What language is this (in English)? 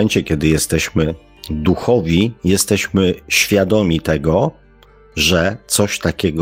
Polish